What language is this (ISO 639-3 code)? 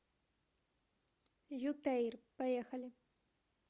rus